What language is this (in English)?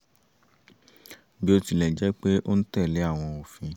Yoruba